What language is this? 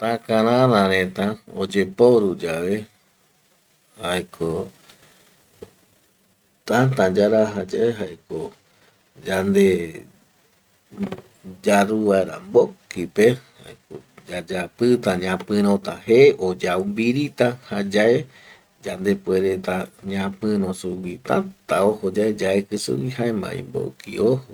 Eastern Bolivian Guaraní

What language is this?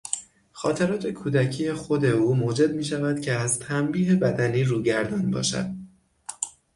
Persian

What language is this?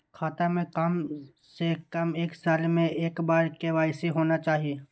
Maithili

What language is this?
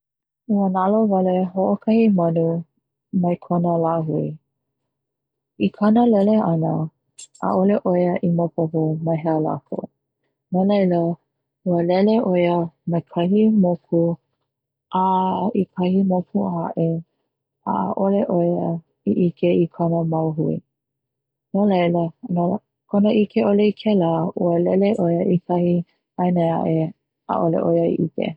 Hawaiian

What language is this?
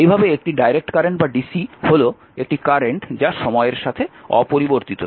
Bangla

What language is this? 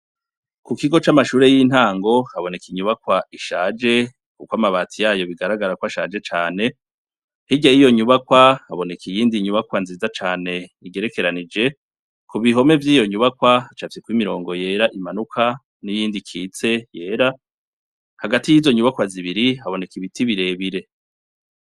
Rundi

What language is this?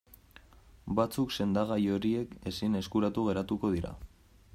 Basque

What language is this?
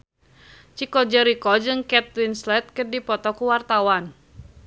Sundanese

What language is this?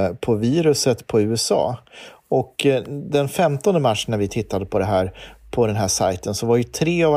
Swedish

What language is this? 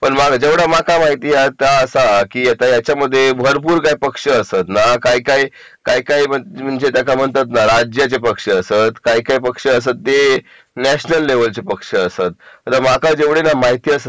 Marathi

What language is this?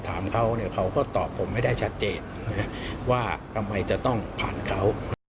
Thai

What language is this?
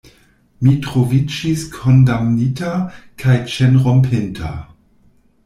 Esperanto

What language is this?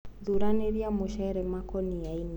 Kikuyu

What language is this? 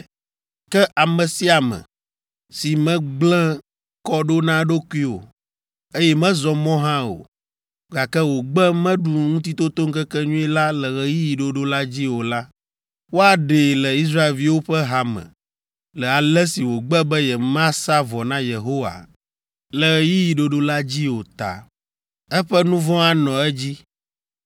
Ewe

